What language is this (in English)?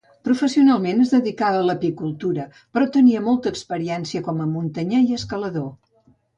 Catalan